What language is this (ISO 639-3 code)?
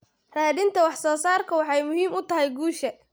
som